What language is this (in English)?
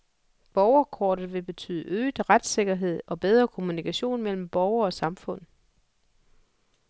Danish